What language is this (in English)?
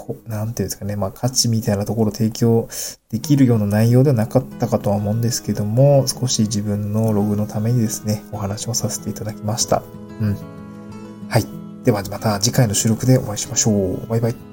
Japanese